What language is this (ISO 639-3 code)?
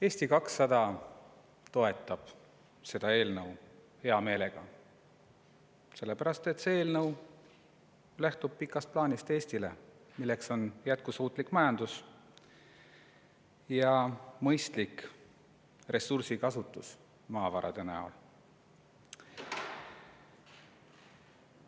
est